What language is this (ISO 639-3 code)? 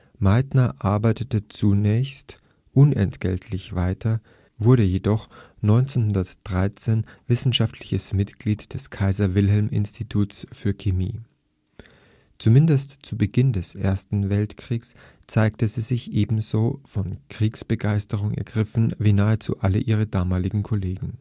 deu